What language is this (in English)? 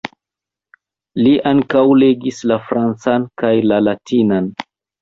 Esperanto